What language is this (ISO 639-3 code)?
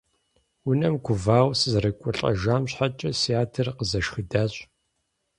kbd